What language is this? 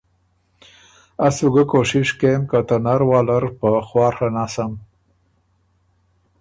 Ormuri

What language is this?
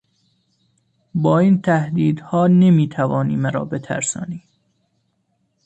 Persian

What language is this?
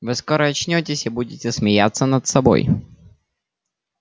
Russian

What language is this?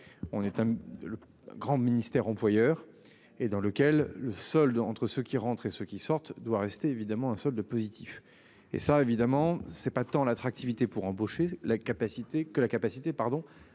French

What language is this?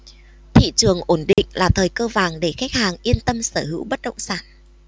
Vietnamese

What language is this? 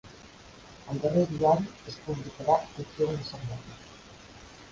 Catalan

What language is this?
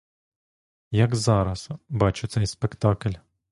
Ukrainian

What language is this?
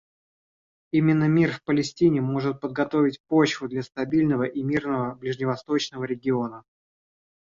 Russian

